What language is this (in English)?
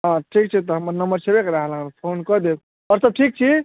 Maithili